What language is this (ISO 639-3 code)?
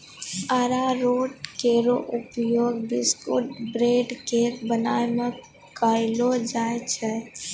mai